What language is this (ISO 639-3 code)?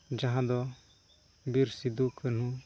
sat